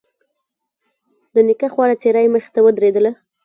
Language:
Pashto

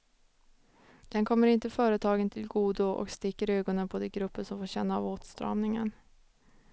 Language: Swedish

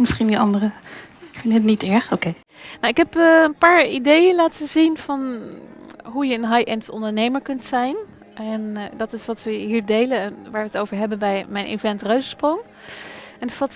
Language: Dutch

